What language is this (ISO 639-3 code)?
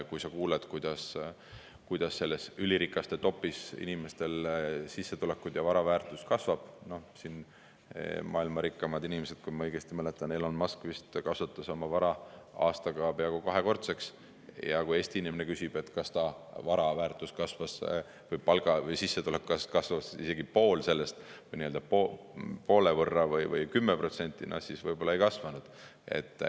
est